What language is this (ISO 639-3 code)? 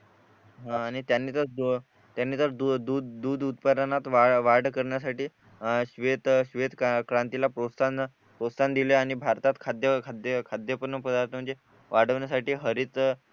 mar